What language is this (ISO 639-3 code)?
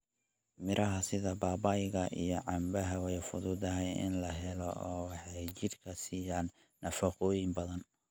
som